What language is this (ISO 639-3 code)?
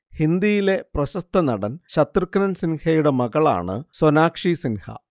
mal